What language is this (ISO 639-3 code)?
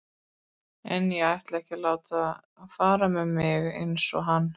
isl